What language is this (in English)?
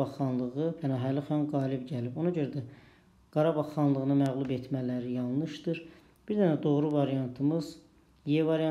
Turkish